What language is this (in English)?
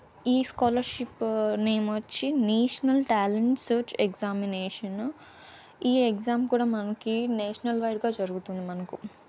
Telugu